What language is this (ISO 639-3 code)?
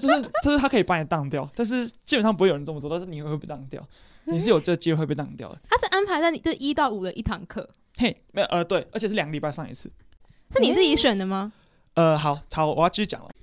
zho